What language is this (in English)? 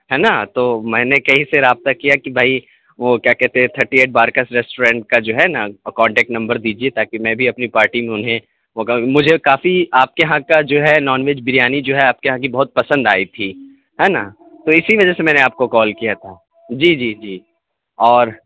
Urdu